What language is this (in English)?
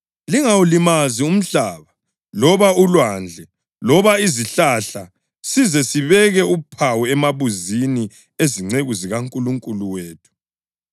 North Ndebele